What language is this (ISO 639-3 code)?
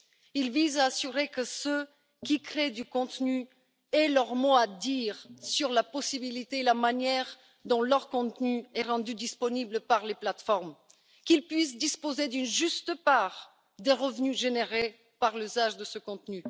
fra